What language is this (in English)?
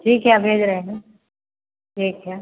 Hindi